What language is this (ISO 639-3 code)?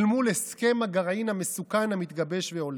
heb